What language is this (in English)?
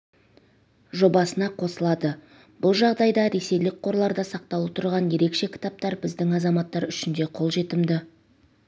Kazakh